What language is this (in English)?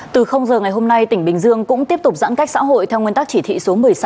Vietnamese